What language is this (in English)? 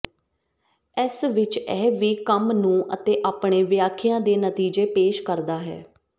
Punjabi